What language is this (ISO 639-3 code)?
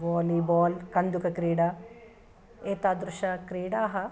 san